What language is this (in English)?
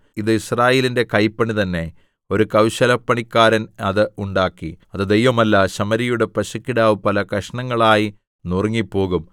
Malayalam